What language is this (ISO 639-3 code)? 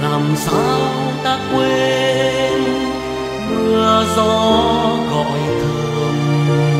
vie